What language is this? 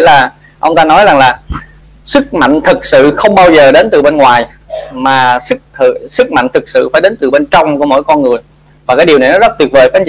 Vietnamese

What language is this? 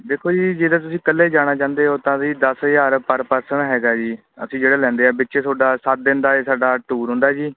Punjabi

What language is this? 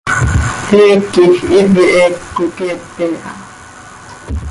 Seri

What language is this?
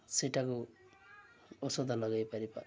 Odia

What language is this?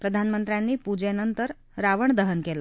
Marathi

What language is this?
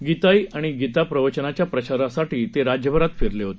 Marathi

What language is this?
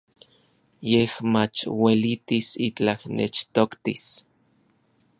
Orizaba Nahuatl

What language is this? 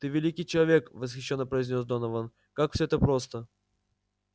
Russian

